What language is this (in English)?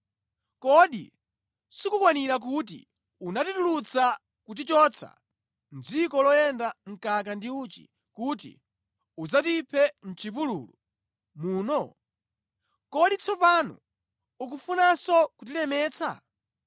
Nyanja